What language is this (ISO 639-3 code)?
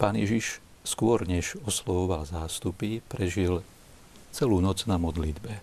slk